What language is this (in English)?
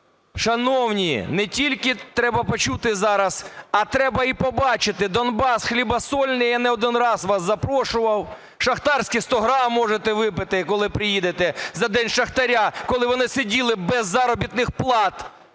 Ukrainian